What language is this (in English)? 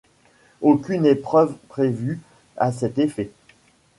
French